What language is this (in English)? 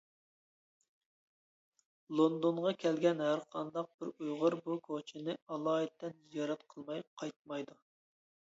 Uyghur